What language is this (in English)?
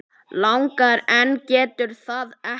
Icelandic